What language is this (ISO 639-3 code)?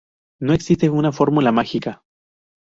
spa